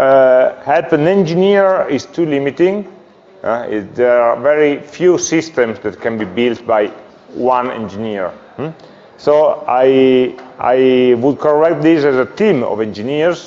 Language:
English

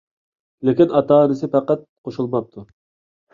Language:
Uyghur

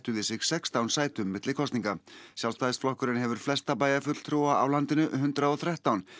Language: Icelandic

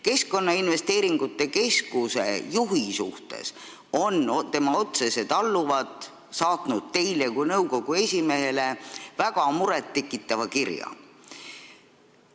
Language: Estonian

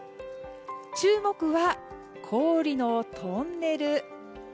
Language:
Japanese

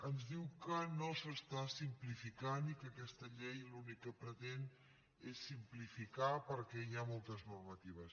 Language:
Catalan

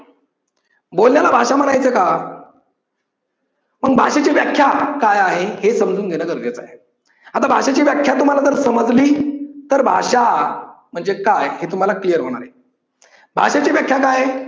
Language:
Marathi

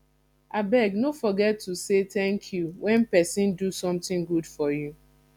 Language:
Nigerian Pidgin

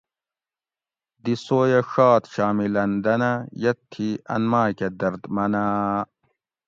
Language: Gawri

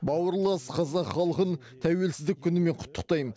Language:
Kazakh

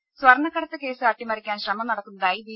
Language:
Malayalam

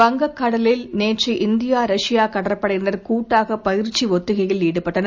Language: Tamil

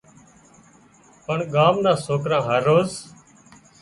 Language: Wadiyara Koli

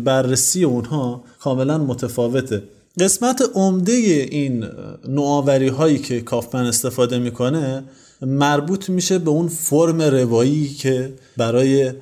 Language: Persian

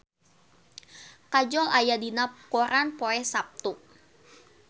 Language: Sundanese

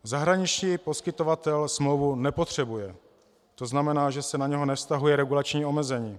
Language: Czech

